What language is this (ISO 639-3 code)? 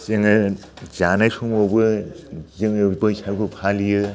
brx